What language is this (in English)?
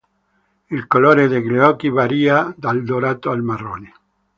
Italian